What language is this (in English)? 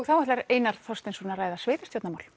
Icelandic